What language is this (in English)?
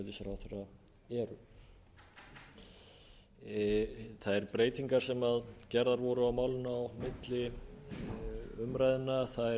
Icelandic